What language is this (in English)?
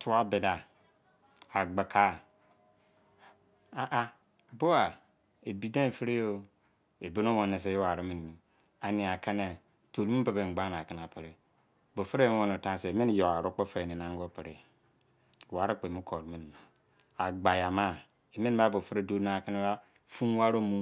Izon